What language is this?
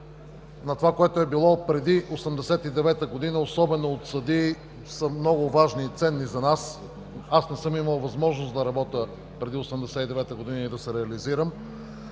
Bulgarian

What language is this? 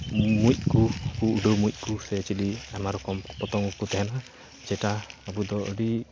Santali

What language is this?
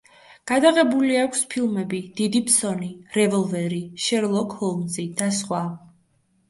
Georgian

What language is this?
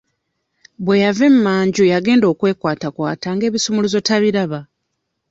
Ganda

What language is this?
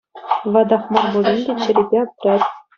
Chuvash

